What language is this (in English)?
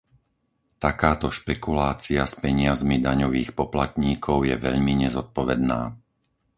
Slovak